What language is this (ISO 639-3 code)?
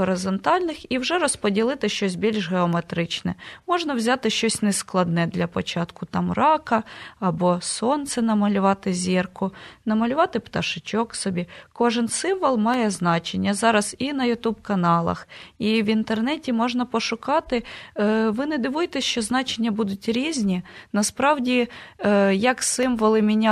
ukr